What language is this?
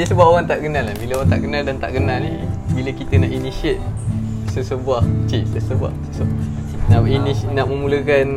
Malay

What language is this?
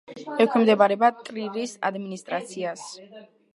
Georgian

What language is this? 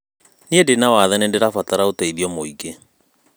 Kikuyu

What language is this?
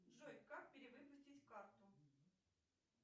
Russian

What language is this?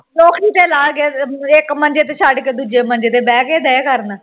Punjabi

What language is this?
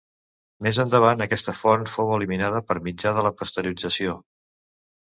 Catalan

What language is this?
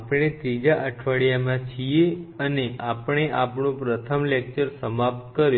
Gujarati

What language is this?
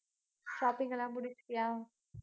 Tamil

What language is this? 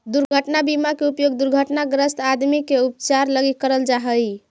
Magahi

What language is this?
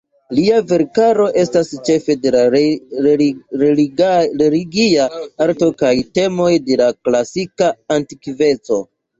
Esperanto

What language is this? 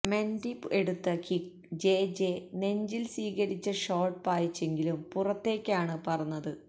Malayalam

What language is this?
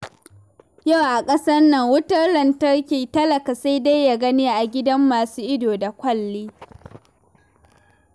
Hausa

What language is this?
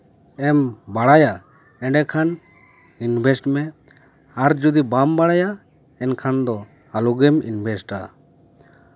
Santali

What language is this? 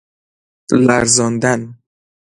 Persian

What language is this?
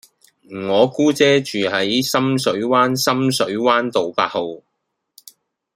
Cantonese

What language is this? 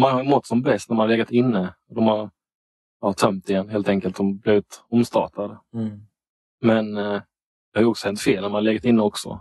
Swedish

